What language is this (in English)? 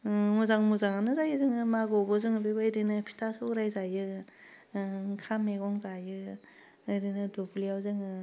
Bodo